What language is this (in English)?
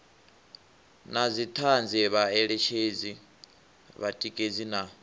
Venda